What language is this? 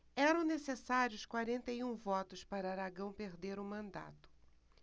Portuguese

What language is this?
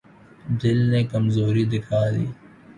Urdu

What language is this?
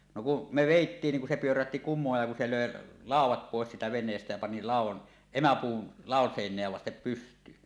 Finnish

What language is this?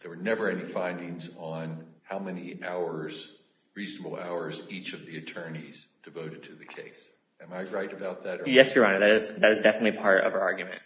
English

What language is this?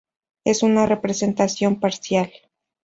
Spanish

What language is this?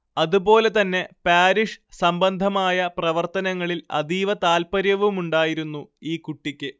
Malayalam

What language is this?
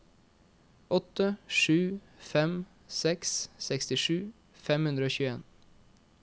Norwegian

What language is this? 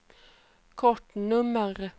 Swedish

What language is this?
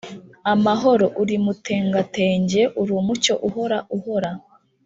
Kinyarwanda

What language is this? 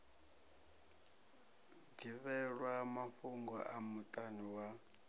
Venda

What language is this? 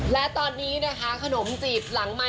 Thai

